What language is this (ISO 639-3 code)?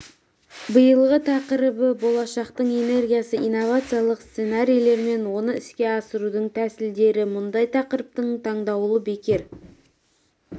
kaz